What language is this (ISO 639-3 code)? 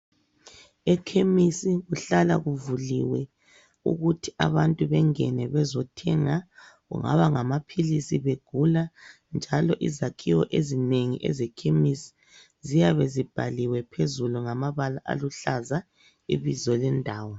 nde